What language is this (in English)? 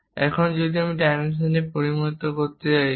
Bangla